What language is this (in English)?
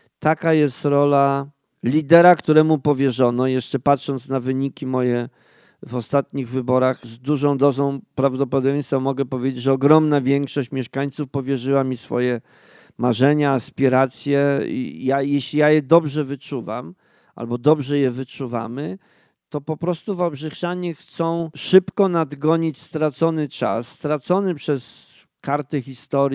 Polish